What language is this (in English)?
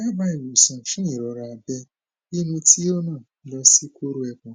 Yoruba